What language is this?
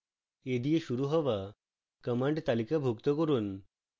Bangla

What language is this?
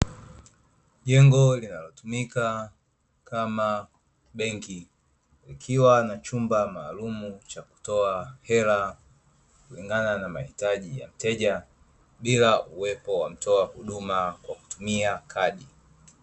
Swahili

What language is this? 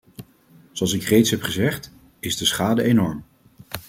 Dutch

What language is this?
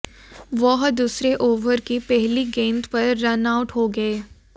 Hindi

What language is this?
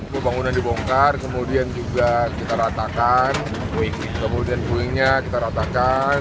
Indonesian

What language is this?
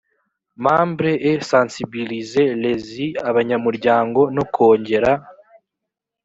Kinyarwanda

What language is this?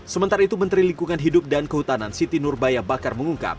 Indonesian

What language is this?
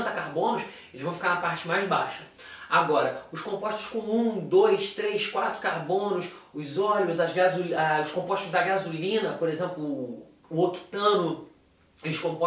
Portuguese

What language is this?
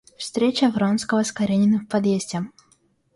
Russian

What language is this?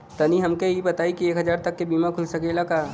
Bhojpuri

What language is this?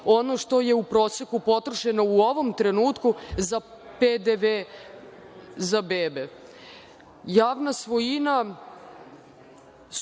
Serbian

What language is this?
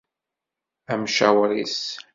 Kabyle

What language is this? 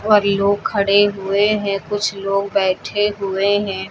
Hindi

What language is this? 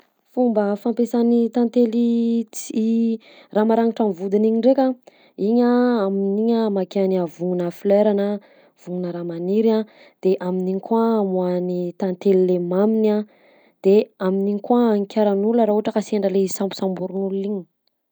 Southern Betsimisaraka Malagasy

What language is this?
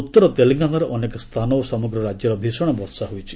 Odia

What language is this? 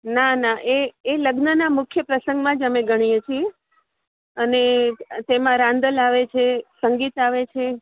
Gujarati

